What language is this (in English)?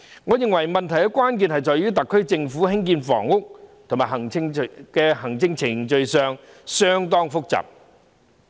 Cantonese